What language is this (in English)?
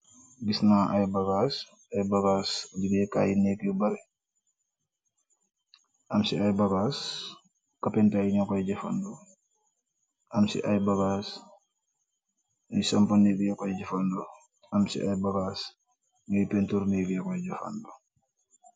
Wolof